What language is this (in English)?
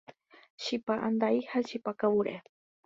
Guarani